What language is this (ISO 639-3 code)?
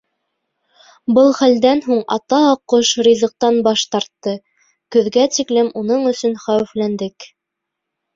bak